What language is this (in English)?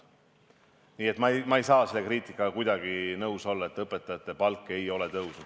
Estonian